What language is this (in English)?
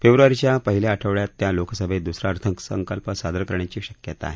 Marathi